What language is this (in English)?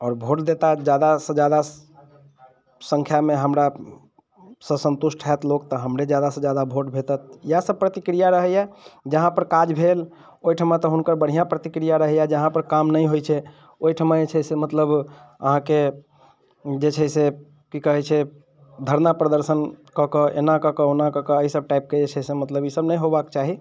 Maithili